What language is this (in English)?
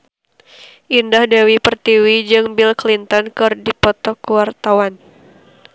Sundanese